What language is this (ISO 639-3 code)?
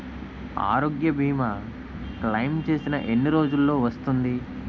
tel